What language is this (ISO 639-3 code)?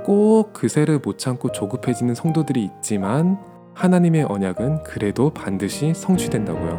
kor